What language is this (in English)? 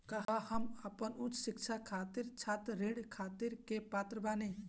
Bhojpuri